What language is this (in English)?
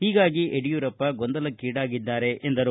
Kannada